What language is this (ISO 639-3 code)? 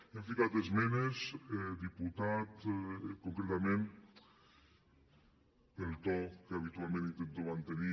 cat